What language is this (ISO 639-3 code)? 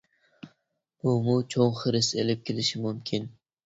uig